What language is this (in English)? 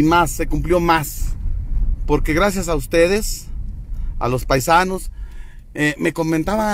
Spanish